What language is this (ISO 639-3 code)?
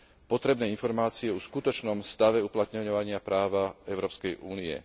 slk